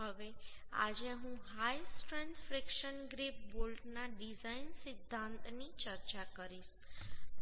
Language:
Gujarati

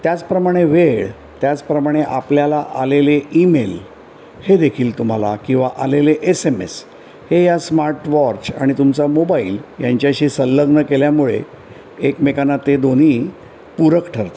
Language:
Marathi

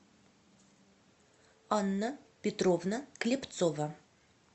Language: Russian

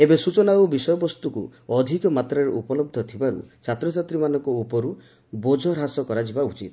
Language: Odia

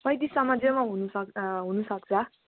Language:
Nepali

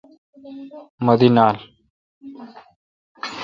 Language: Kalkoti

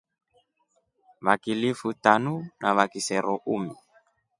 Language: Rombo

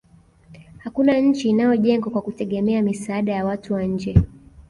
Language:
Swahili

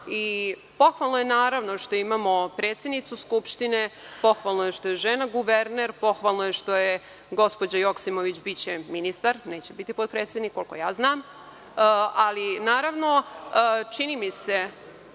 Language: Serbian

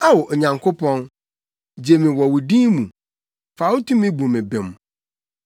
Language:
Akan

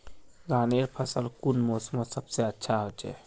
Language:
Magahi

